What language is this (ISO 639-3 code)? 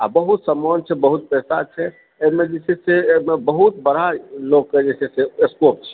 mai